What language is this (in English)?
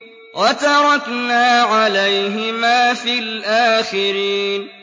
Arabic